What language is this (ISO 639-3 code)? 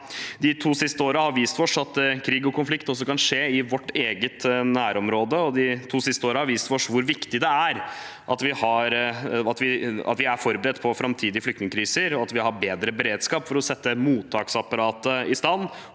nor